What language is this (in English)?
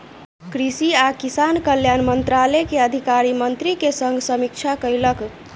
Maithili